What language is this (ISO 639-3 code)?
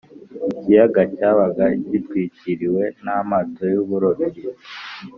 kin